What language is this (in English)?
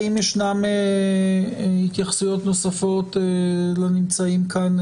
Hebrew